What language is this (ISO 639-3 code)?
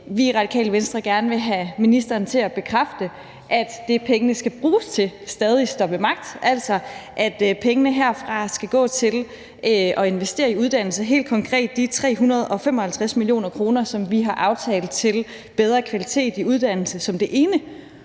dan